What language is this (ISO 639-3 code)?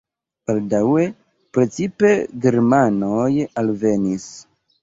epo